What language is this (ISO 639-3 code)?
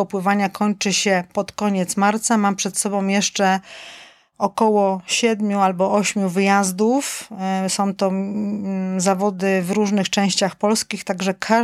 pol